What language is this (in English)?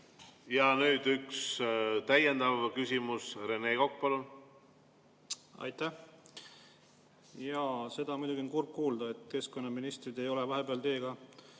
Estonian